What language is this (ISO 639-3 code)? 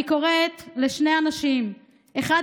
heb